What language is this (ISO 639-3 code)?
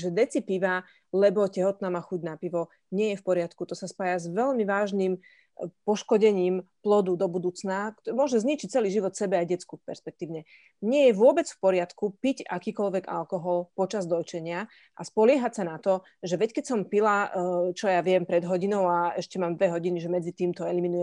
slk